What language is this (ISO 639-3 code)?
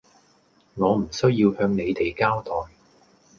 yue